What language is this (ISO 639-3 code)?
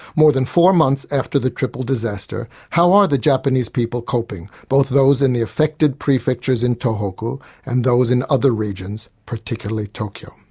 eng